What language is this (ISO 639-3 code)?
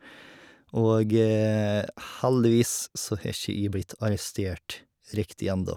nor